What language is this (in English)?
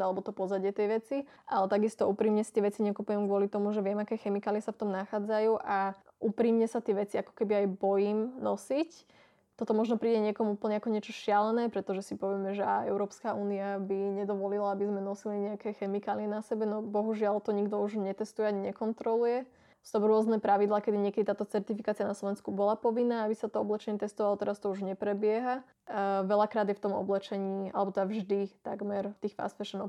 Slovak